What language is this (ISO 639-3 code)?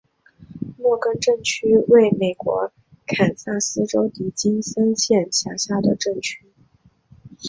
zho